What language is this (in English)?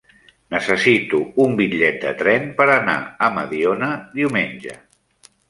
Catalan